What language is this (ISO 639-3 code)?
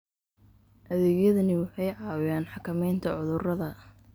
som